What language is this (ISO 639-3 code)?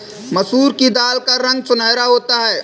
hin